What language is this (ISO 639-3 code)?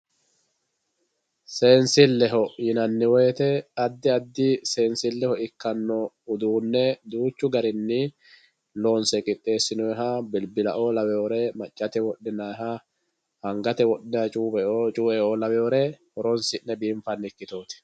sid